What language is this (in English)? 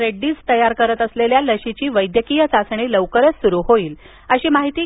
Marathi